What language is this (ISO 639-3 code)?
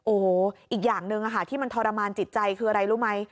tha